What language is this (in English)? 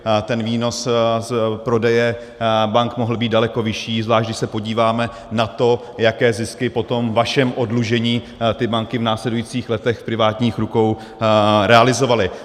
Czech